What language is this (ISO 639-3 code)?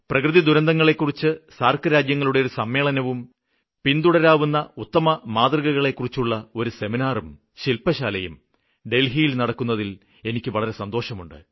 mal